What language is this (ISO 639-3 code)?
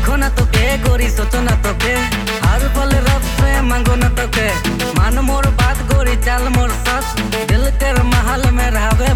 hin